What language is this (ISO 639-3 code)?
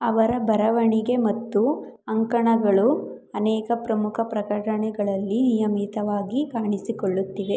kan